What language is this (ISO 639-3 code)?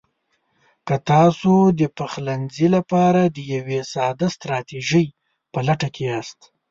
pus